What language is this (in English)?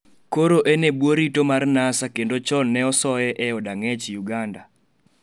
Luo (Kenya and Tanzania)